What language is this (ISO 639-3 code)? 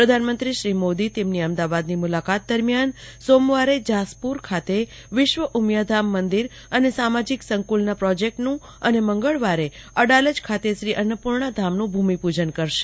guj